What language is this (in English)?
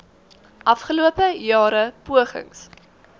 Afrikaans